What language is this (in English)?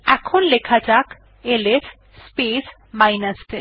Bangla